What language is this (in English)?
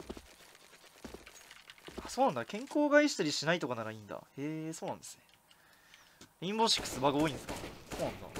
Japanese